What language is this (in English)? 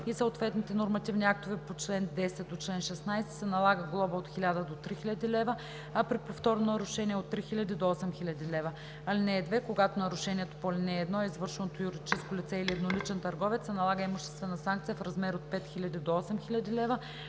Bulgarian